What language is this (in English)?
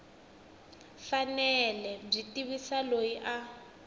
Tsonga